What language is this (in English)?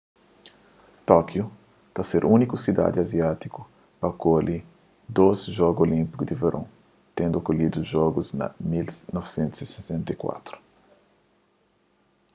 Kabuverdianu